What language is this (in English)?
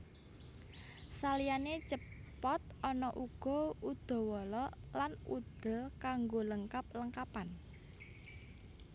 Javanese